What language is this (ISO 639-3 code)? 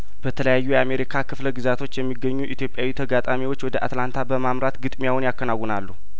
amh